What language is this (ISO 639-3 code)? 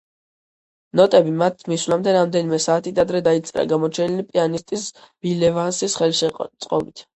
kat